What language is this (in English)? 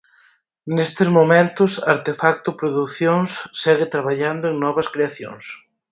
Galician